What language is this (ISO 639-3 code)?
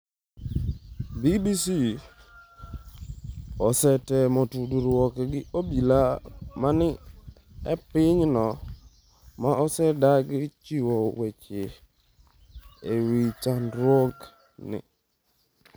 luo